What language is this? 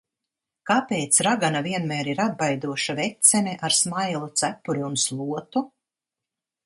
Latvian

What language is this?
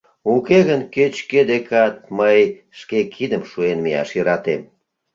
Mari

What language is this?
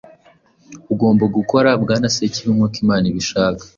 Kinyarwanda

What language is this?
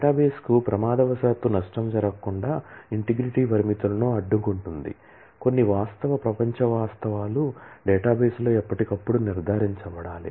Telugu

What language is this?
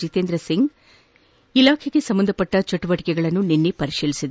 Kannada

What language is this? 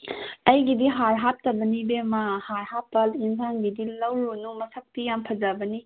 Manipuri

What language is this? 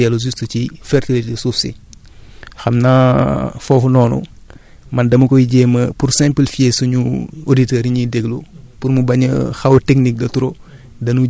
Wolof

